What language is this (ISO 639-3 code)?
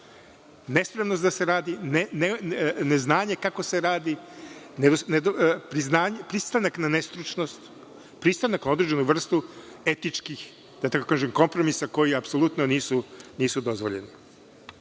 srp